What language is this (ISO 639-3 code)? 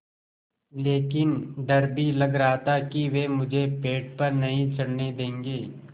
hin